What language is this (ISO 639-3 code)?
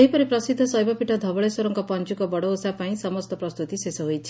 ori